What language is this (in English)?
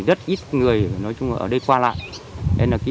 Vietnamese